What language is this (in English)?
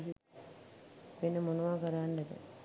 Sinhala